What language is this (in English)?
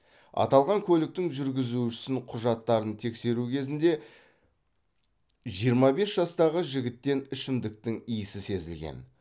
Kazakh